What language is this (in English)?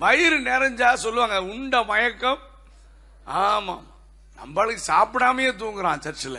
Tamil